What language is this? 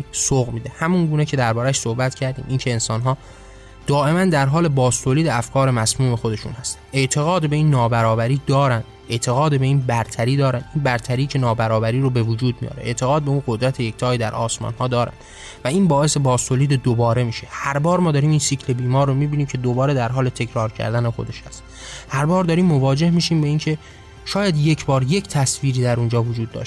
Persian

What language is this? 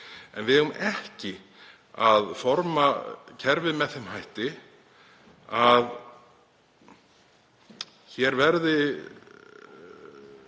Icelandic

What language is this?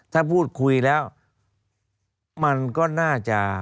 Thai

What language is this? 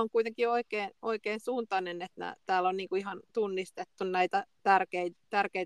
Finnish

